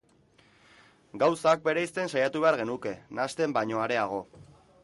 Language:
Basque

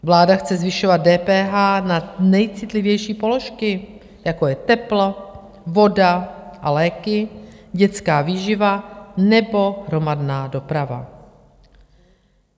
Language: Czech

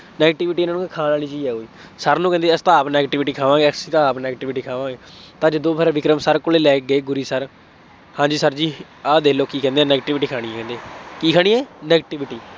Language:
Punjabi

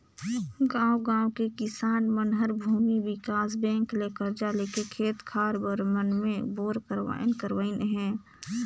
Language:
Chhattisgarhi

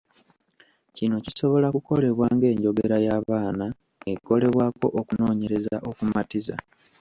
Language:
Ganda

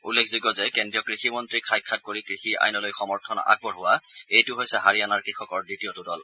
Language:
Assamese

